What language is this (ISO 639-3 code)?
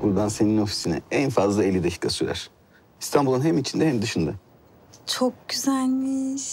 tur